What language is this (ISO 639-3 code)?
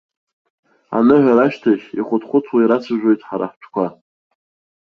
abk